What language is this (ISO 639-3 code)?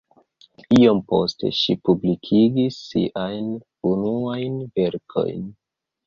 epo